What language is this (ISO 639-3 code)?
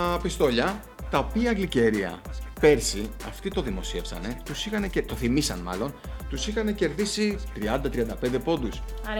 ell